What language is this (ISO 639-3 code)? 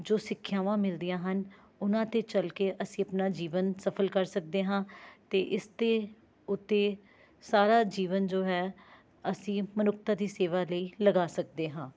pan